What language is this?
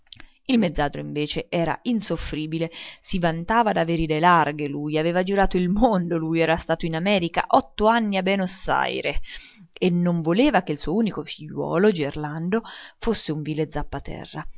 Italian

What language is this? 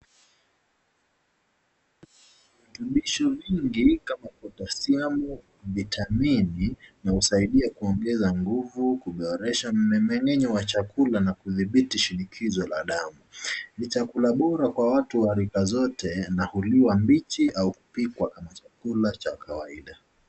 Swahili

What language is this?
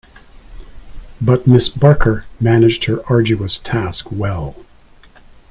English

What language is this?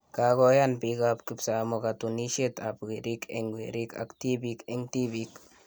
Kalenjin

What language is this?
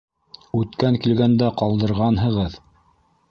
Bashkir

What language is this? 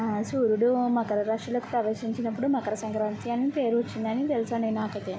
Telugu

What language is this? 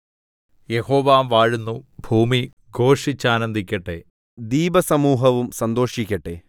Malayalam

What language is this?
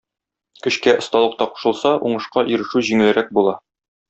Tatar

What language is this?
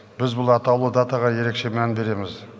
Kazakh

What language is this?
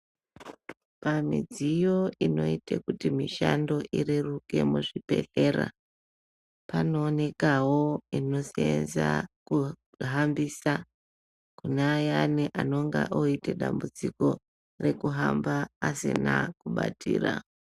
Ndau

